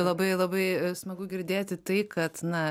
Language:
Lithuanian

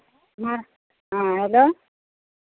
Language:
Hindi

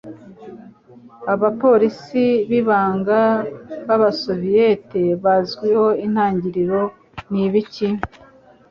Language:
Kinyarwanda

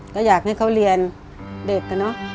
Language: Thai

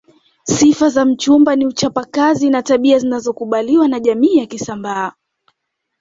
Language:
Swahili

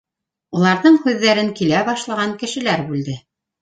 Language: Bashkir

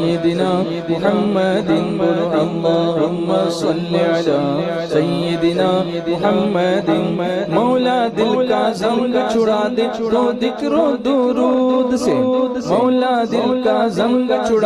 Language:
Arabic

